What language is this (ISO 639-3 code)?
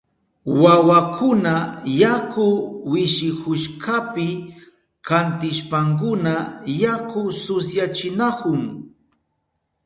qup